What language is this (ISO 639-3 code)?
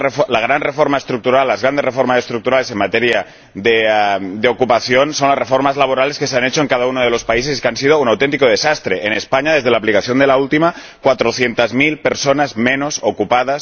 spa